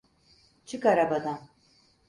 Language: Turkish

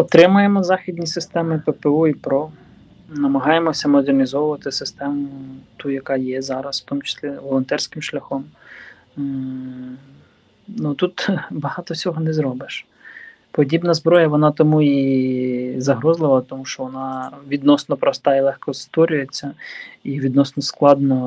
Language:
Ukrainian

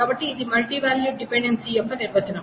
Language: Telugu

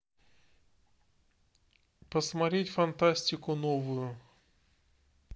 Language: Russian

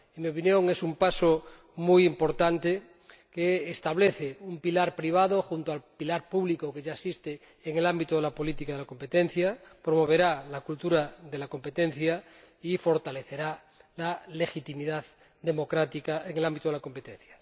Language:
Spanish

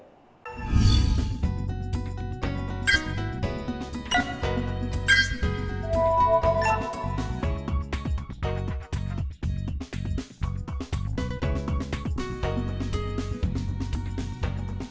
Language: Vietnamese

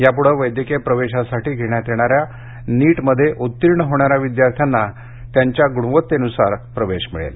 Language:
Marathi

